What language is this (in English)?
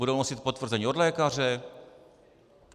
Czech